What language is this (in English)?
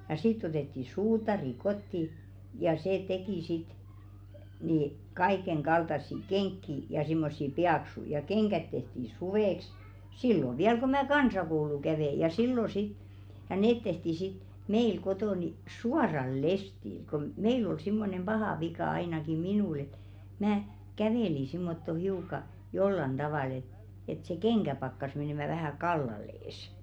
Finnish